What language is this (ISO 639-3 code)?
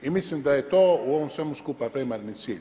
hrv